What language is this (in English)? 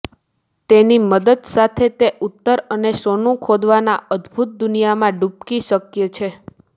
Gujarati